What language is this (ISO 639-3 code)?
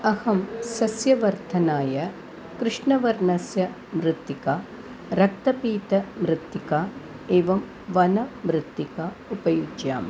san